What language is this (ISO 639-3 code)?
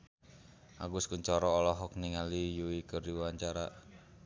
sun